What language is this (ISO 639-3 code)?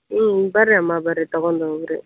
kan